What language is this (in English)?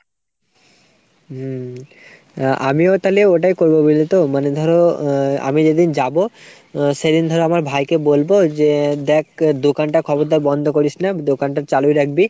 Bangla